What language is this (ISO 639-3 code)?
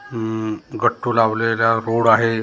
mar